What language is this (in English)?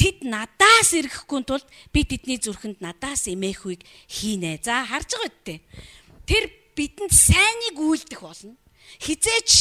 Dutch